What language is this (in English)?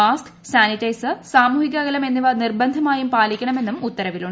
Malayalam